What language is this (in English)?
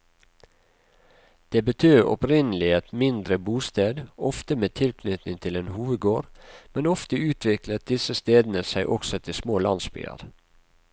Norwegian